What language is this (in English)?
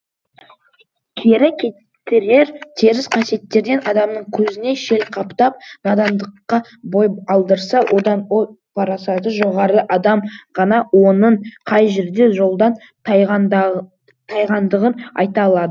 Kazakh